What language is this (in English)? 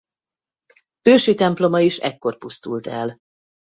Hungarian